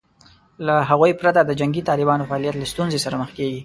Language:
Pashto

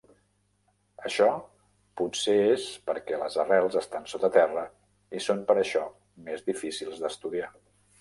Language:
Catalan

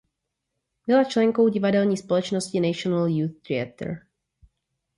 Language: Czech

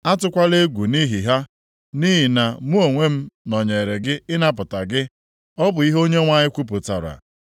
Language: Igbo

